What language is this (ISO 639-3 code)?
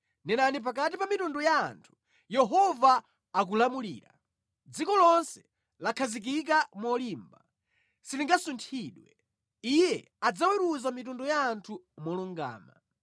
nya